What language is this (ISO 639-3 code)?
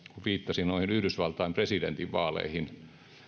fin